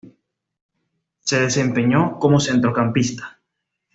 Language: Spanish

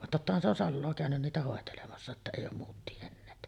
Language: Finnish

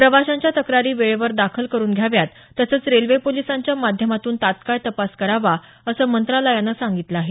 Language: Marathi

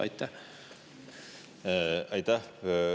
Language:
Estonian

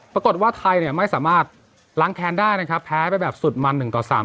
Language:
Thai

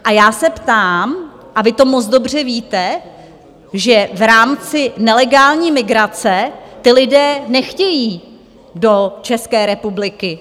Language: Czech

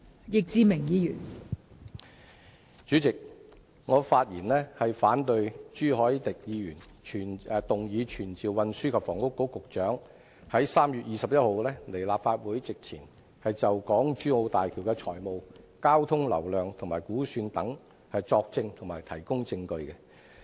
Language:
Cantonese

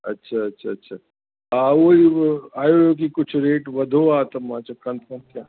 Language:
Sindhi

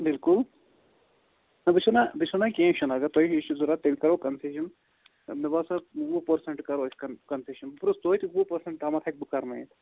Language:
Kashmiri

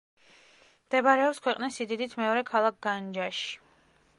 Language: Georgian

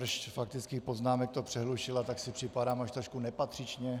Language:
Czech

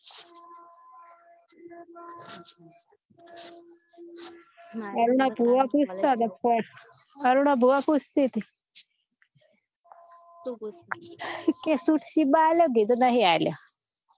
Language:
Gujarati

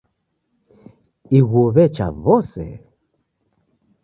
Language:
Taita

